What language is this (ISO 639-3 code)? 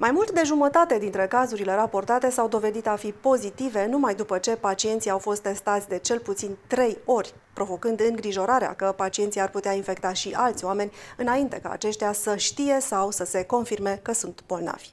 ron